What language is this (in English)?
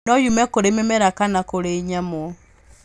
Kikuyu